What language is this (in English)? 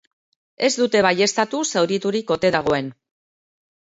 Basque